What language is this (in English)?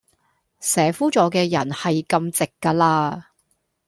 Cantonese